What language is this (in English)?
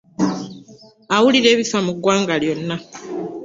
Ganda